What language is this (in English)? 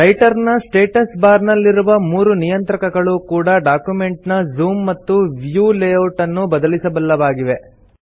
Kannada